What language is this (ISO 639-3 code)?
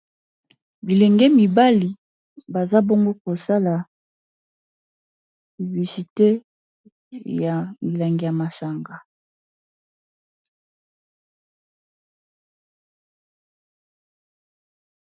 lin